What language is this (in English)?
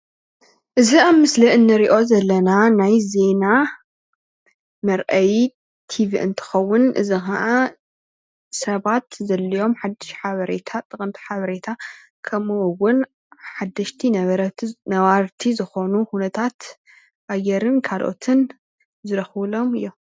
Tigrinya